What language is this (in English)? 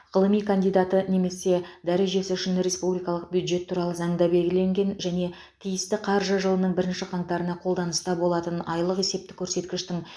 Kazakh